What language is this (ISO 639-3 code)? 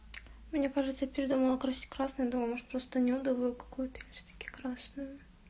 rus